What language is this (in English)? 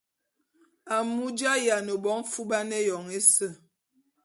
Bulu